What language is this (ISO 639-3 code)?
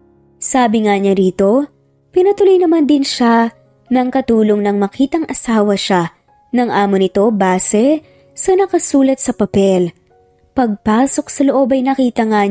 fil